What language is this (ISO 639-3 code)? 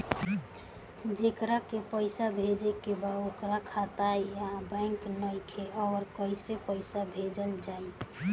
bho